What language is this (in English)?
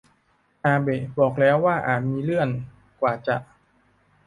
Thai